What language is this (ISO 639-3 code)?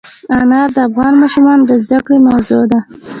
pus